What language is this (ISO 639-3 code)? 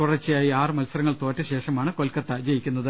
mal